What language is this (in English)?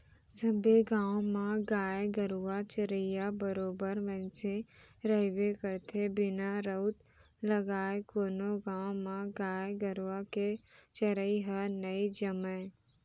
Chhattisgarhi